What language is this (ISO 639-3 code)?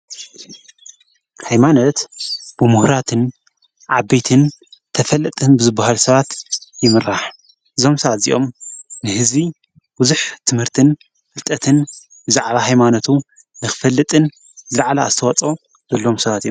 tir